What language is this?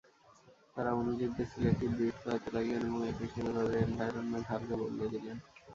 Bangla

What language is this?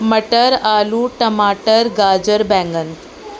Urdu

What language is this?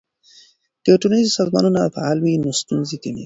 Pashto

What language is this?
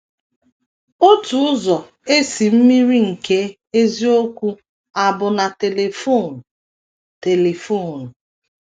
Igbo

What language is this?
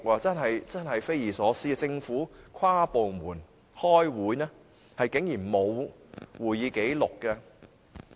Cantonese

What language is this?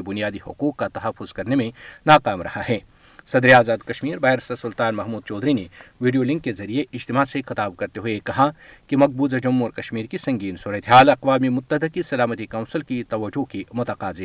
Urdu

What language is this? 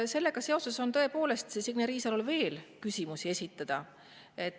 Estonian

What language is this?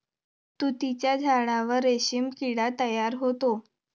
Marathi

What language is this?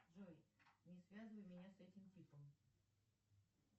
Russian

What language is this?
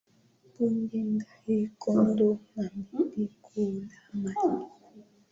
Swahili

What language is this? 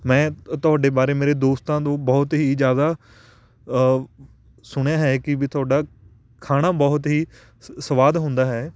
Punjabi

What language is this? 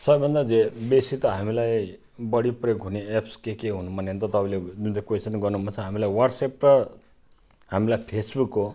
Nepali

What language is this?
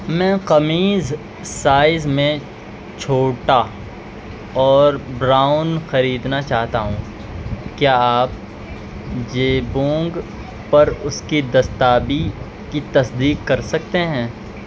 Urdu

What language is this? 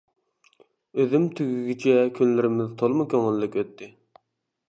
Uyghur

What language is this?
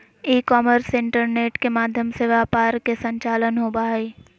Magahi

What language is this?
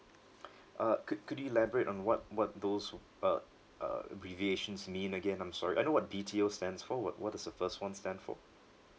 English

